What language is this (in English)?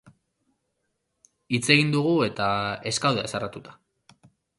Basque